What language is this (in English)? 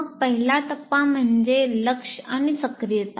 Marathi